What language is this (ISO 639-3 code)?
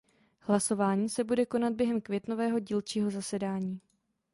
ces